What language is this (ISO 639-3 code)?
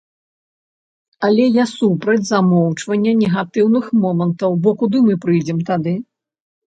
bel